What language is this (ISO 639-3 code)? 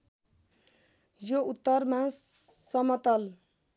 nep